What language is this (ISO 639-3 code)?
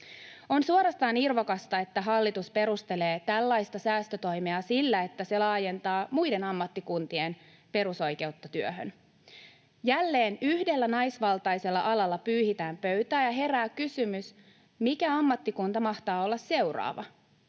fin